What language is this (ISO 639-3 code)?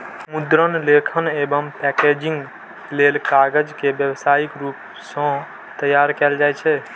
mai